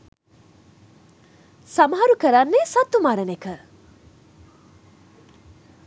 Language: Sinhala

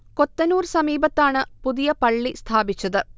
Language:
Malayalam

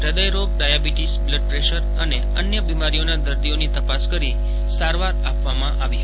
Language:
Gujarati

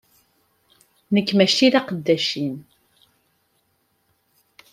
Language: Kabyle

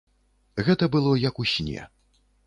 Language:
Belarusian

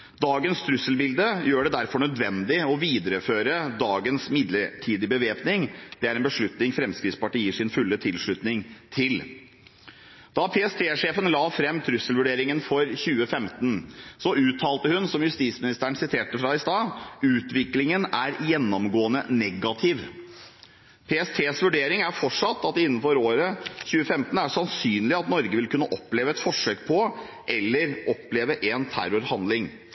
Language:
Norwegian Bokmål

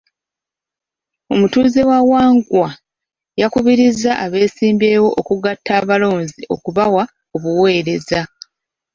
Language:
Ganda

